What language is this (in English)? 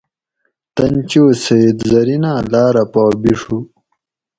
Gawri